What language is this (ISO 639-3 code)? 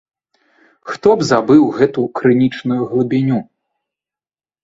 bel